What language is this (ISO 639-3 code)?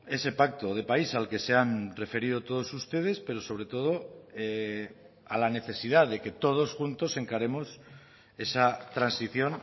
spa